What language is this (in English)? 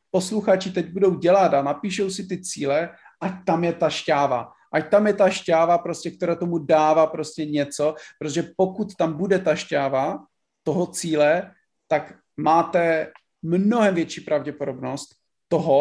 Czech